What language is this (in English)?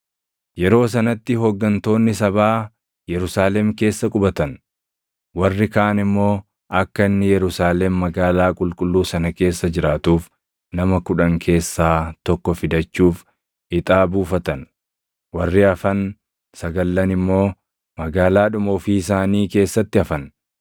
Oromo